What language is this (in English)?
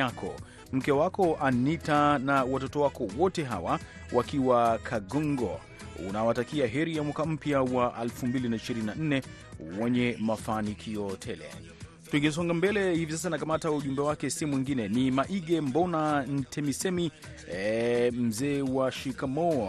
Swahili